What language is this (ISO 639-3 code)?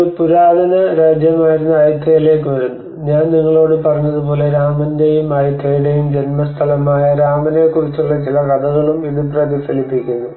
mal